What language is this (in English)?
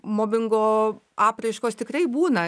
Lithuanian